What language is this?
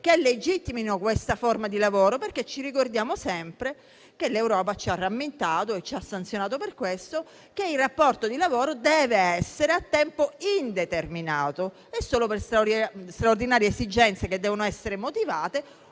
Italian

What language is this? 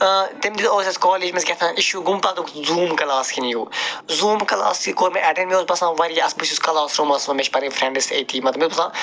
Kashmiri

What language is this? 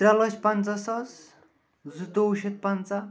Kashmiri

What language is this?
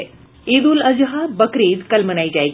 Hindi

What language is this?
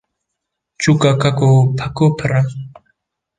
Kurdish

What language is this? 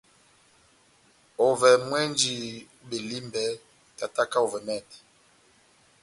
Batanga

